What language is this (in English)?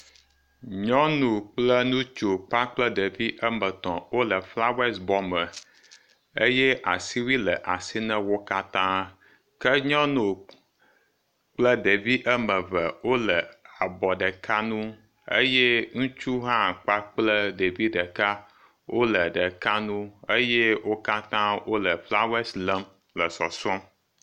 Ewe